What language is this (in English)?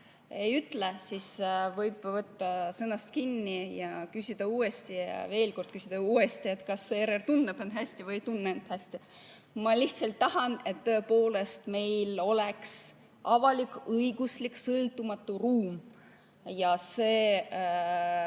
Estonian